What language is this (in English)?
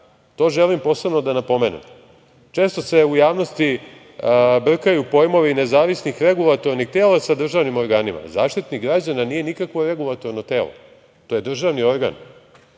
Serbian